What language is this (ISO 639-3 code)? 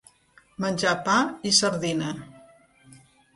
cat